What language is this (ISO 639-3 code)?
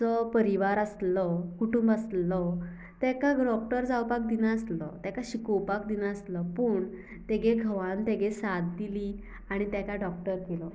kok